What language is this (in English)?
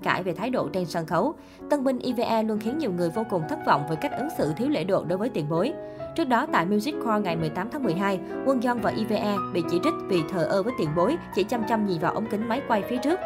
Vietnamese